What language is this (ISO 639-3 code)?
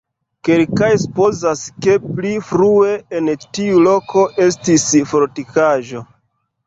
epo